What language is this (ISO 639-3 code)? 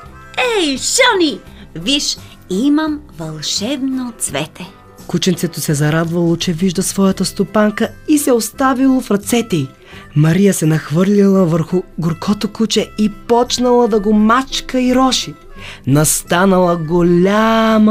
bul